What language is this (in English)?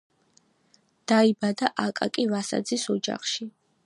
Georgian